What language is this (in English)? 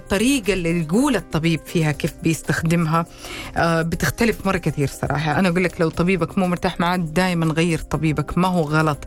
Arabic